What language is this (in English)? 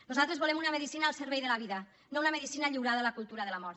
Catalan